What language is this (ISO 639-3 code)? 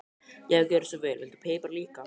isl